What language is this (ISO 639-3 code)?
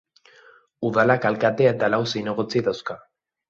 eus